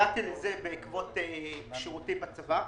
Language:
Hebrew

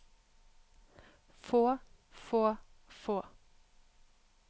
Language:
Norwegian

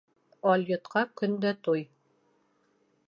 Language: Bashkir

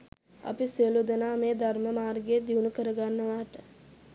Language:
Sinhala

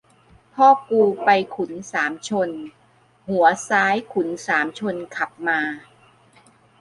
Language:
Thai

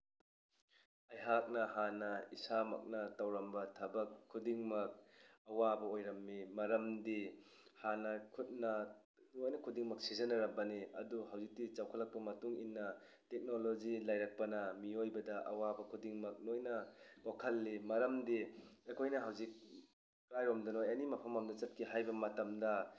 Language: Manipuri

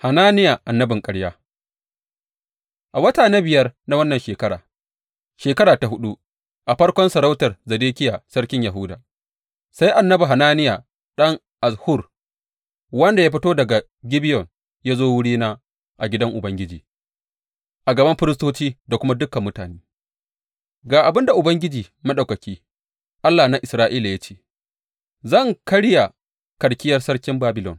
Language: Hausa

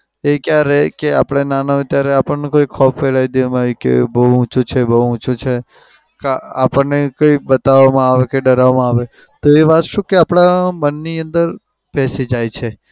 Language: Gujarati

